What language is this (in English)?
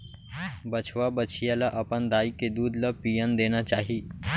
Chhattisgarhi